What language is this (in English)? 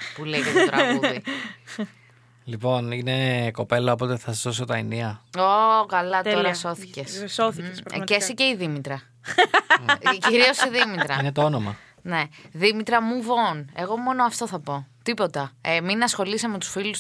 Greek